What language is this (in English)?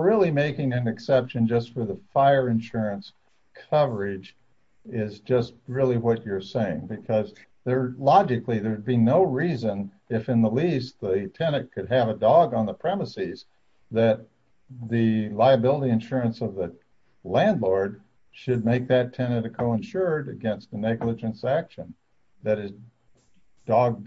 English